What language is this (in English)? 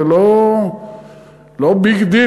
Hebrew